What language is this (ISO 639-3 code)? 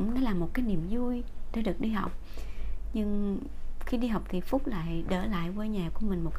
vie